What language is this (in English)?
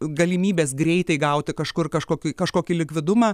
Lithuanian